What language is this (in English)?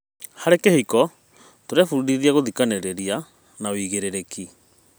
Kikuyu